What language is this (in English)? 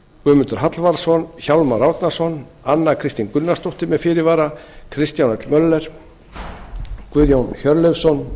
Icelandic